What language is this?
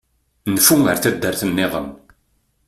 Kabyle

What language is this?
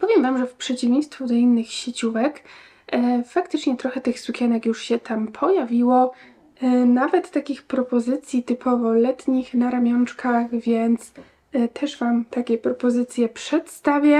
Polish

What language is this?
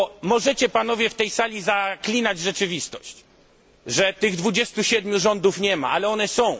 Polish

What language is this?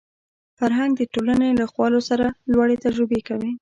Pashto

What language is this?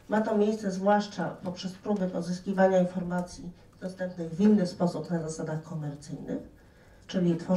Polish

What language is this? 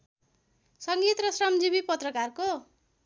Nepali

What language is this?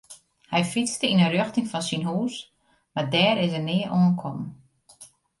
Western Frisian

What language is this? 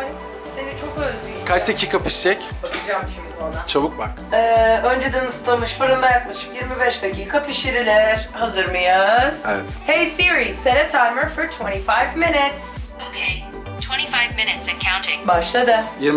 Turkish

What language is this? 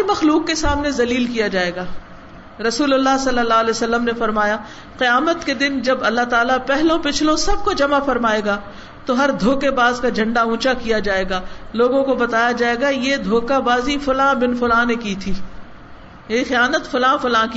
Urdu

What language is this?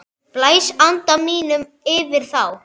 Icelandic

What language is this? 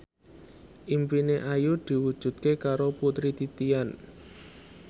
Javanese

